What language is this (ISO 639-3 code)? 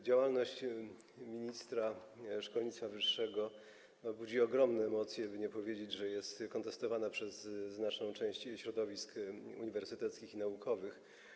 pol